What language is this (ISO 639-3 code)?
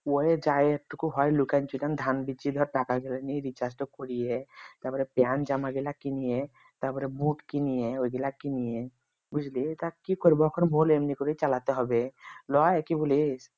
ben